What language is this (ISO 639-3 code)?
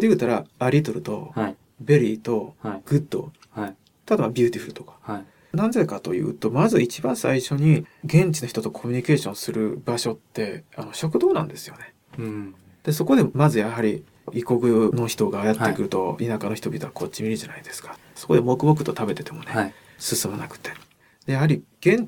jpn